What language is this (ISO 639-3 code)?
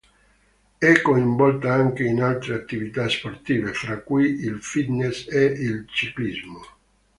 ita